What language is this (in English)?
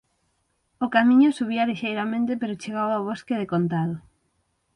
Galician